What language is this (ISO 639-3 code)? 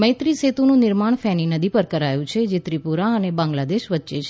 guj